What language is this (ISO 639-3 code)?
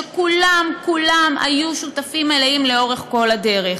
heb